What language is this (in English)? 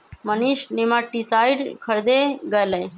Magahi